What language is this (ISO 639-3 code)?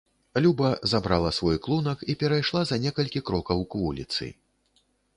bel